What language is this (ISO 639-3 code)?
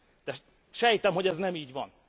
hun